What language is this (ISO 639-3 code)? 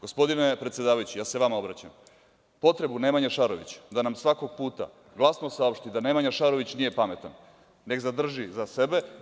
srp